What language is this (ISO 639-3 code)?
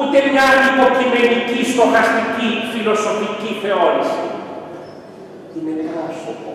ell